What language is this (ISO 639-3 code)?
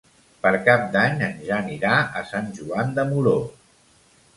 cat